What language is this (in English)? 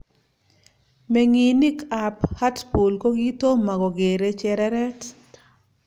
Kalenjin